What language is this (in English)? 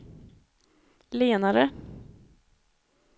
Swedish